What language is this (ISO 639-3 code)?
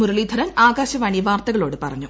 mal